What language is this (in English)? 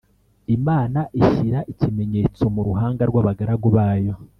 Kinyarwanda